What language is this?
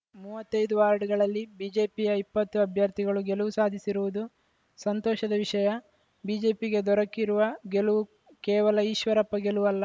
Kannada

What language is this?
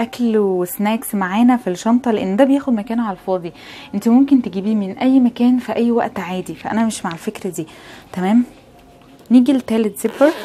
Arabic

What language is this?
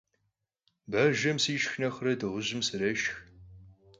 Kabardian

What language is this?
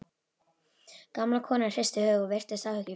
Icelandic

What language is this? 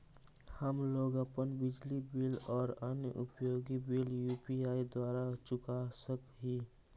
Magahi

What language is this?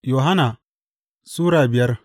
Hausa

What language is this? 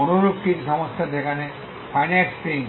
Bangla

